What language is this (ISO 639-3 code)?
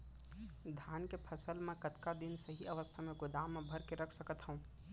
hne